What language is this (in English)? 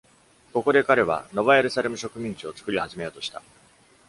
Japanese